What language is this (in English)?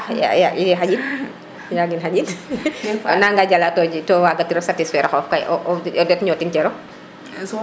Serer